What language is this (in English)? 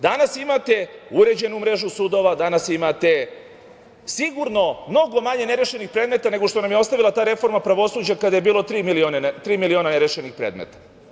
Serbian